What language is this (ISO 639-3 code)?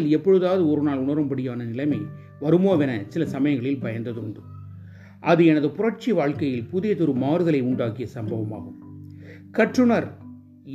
tam